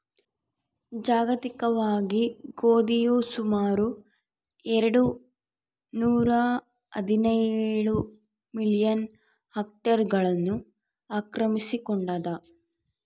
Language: Kannada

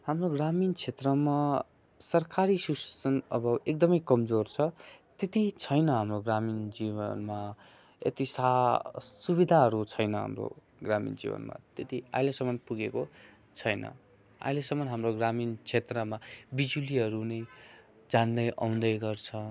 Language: Nepali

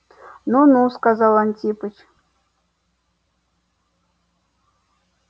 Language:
Russian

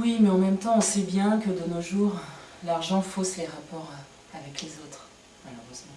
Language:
French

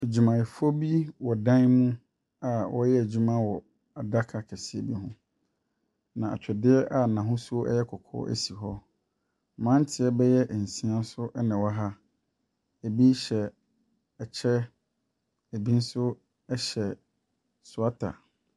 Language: Akan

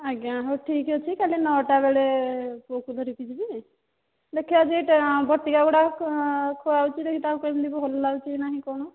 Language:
Odia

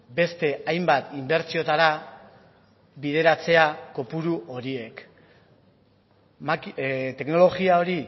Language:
Basque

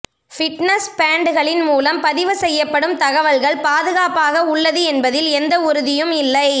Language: Tamil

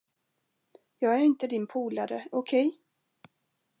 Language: Swedish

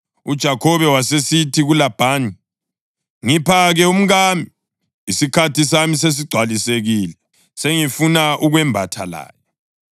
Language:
North Ndebele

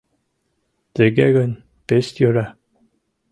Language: Mari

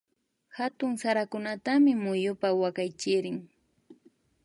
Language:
Imbabura Highland Quichua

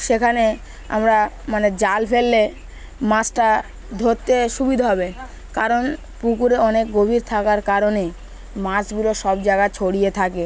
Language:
Bangla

